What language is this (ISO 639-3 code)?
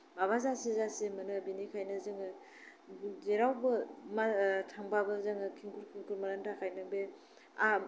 brx